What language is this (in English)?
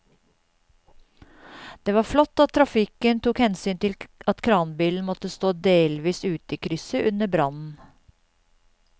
Norwegian